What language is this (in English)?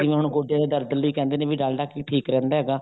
Punjabi